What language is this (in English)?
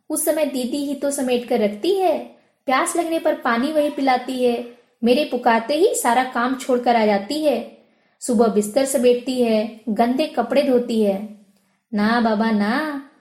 Hindi